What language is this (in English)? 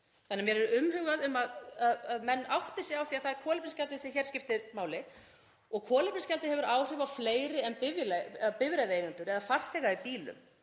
Icelandic